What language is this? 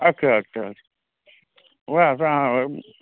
Maithili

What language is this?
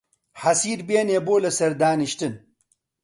Central Kurdish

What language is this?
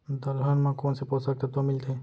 Chhattisgarhi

